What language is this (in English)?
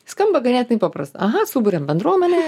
Lithuanian